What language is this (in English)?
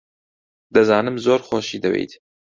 Central Kurdish